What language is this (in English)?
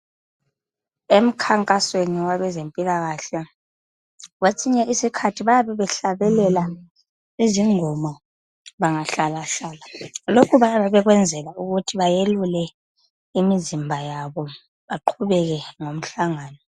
North Ndebele